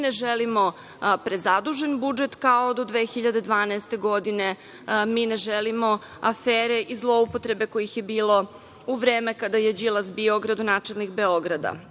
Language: Serbian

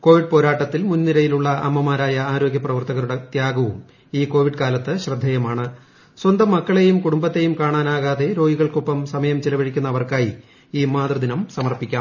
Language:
Malayalam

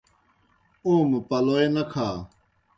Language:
Kohistani Shina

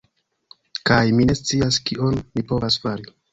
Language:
Esperanto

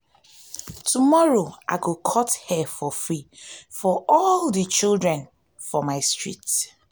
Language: Nigerian Pidgin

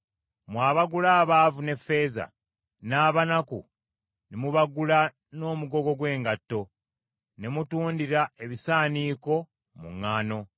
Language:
Ganda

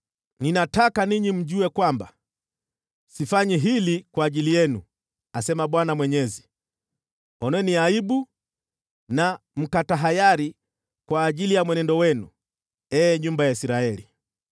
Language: Swahili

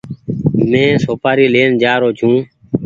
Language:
Goaria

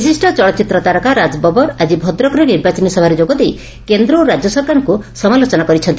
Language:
Odia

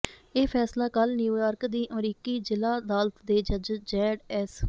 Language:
Punjabi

